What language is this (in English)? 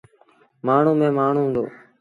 Sindhi Bhil